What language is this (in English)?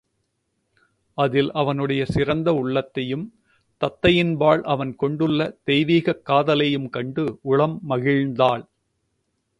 Tamil